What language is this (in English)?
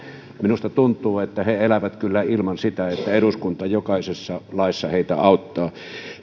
Finnish